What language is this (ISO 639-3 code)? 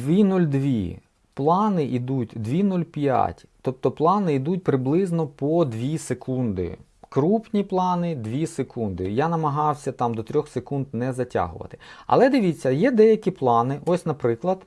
ukr